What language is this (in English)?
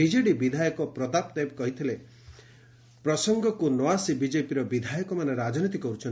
Odia